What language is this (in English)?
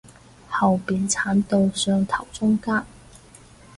Cantonese